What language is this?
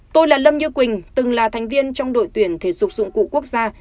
Vietnamese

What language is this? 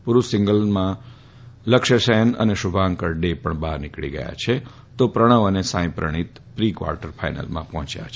Gujarati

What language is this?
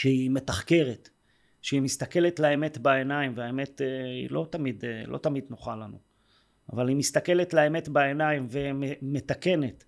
Hebrew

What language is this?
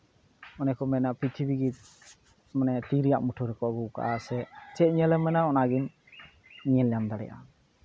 Santali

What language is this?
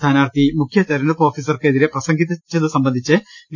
Malayalam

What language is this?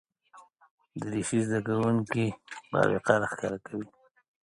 Pashto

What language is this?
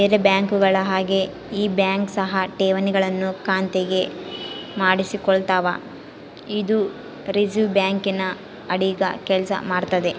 Kannada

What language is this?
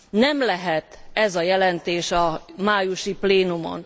Hungarian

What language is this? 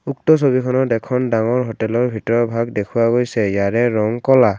Assamese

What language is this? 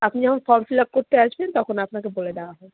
Bangla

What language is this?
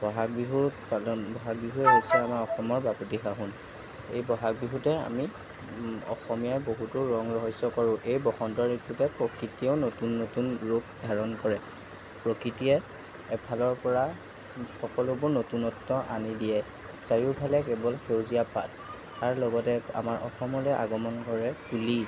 Assamese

